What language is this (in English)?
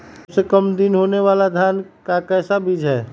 Magahi